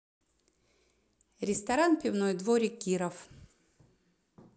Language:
Russian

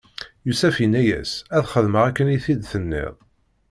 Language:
Kabyle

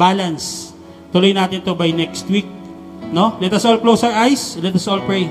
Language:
Filipino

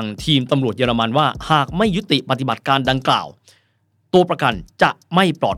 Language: Thai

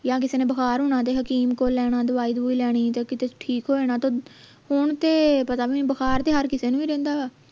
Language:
Punjabi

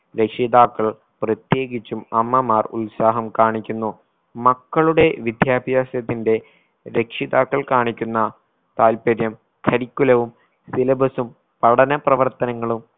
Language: Malayalam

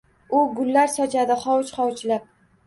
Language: Uzbek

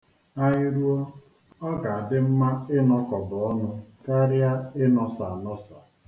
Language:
Igbo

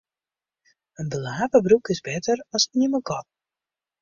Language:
Western Frisian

